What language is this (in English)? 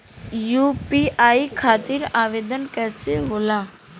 Bhojpuri